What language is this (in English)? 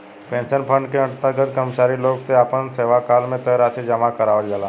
Bhojpuri